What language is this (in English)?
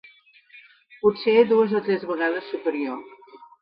Catalan